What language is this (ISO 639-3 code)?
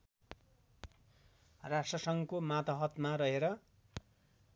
nep